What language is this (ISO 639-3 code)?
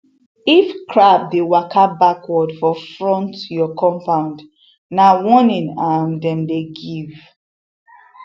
pcm